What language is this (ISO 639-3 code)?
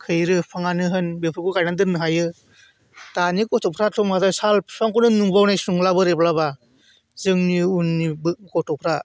brx